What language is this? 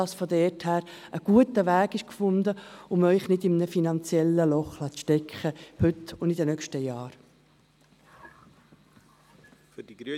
Swiss German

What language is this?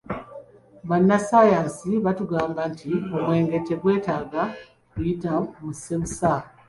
Ganda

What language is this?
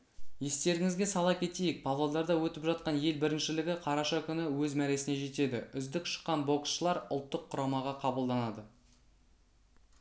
Kazakh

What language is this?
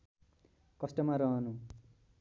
Nepali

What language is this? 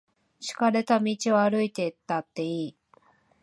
Japanese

